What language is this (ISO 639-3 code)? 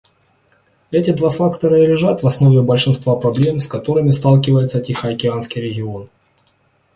rus